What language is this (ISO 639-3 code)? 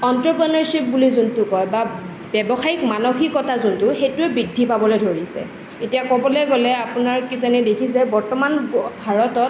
asm